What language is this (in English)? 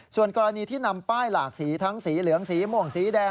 Thai